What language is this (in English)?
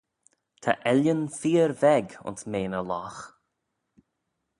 Manx